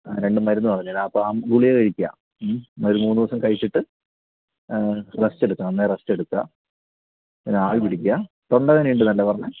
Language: Malayalam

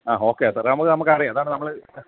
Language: Malayalam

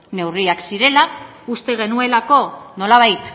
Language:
Basque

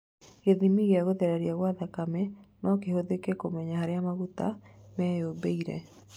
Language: Kikuyu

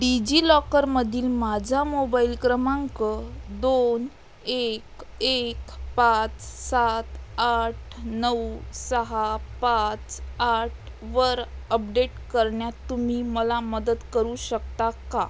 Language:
Marathi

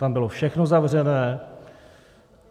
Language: Czech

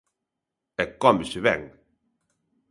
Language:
Galician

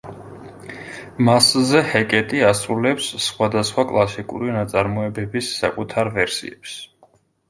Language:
Georgian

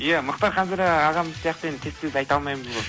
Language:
Kazakh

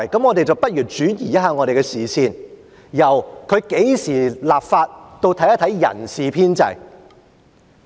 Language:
Cantonese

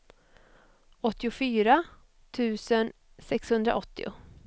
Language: Swedish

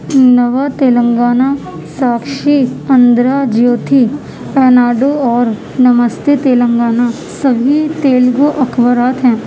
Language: Urdu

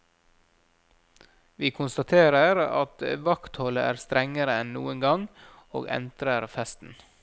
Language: Norwegian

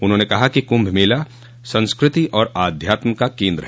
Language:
Hindi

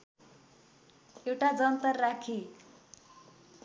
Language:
Nepali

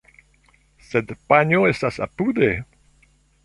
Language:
Esperanto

